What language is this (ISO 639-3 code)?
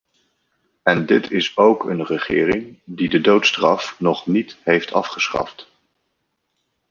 nld